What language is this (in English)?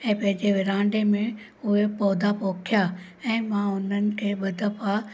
Sindhi